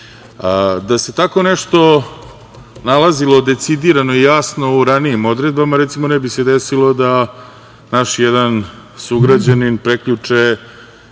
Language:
Serbian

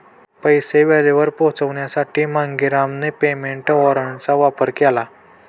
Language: Marathi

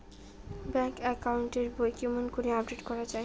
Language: Bangla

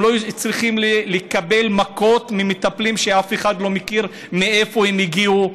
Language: Hebrew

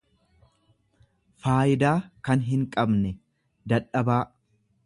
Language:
Oromo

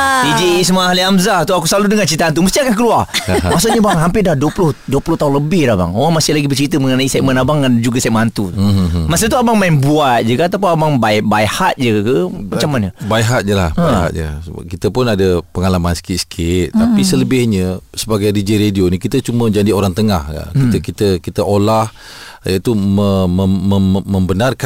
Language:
Malay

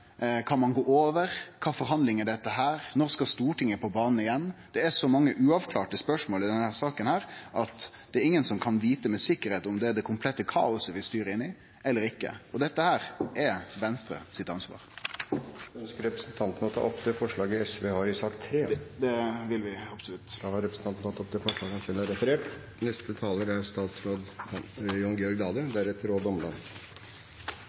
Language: Norwegian Nynorsk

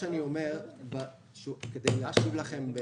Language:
Hebrew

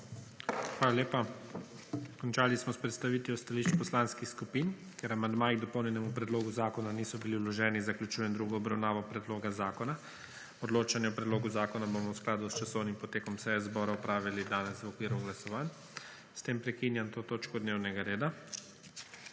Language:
Slovenian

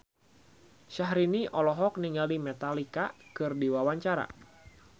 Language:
Sundanese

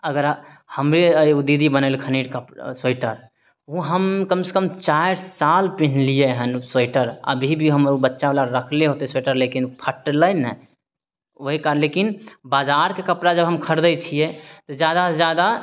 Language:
Maithili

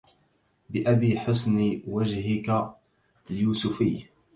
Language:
Arabic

